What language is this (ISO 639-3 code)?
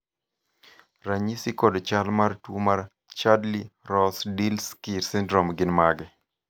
luo